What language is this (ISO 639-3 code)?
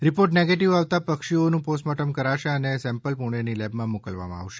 guj